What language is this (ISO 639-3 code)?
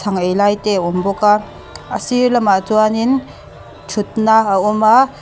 lus